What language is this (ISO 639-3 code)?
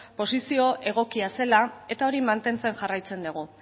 eus